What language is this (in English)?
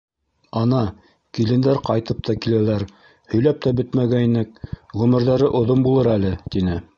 Bashkir